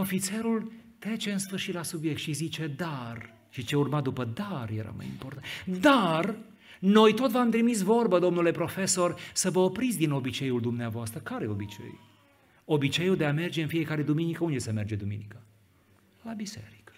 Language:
Romanian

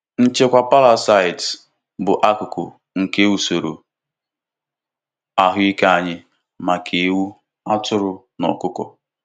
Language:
Igbo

